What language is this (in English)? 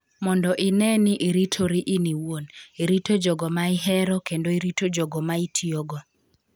Luo (Kenya and Tanzania)